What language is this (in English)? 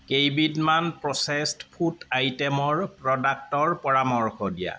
Assamese